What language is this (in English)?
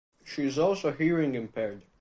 English